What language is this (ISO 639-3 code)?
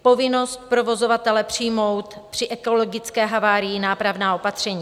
ces